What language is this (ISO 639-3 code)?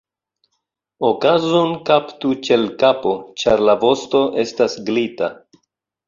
epo